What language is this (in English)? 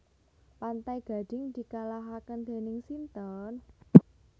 Javanese